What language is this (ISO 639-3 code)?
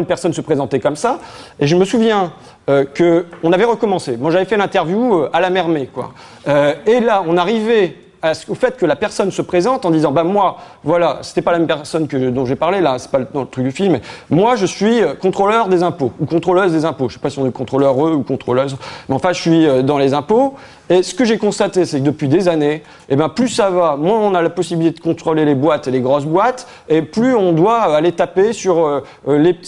fra